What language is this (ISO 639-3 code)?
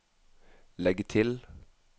nor